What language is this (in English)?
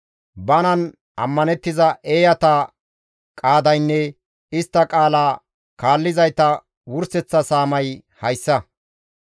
Gamo